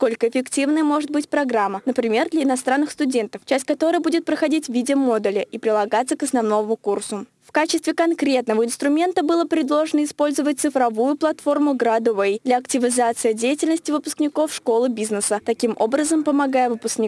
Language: Russian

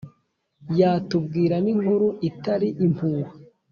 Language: Kinyarwanda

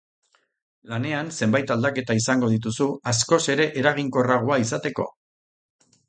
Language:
Basque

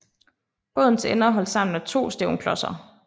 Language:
Danish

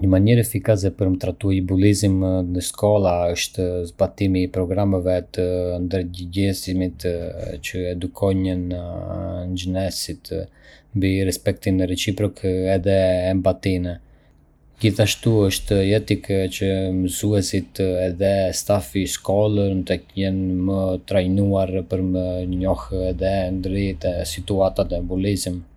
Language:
Arbëreshë Albanian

